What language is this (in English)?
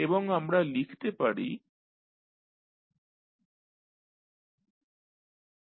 Bangla